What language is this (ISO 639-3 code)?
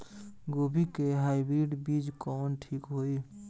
bho